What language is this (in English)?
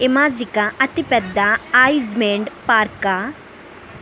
Telugu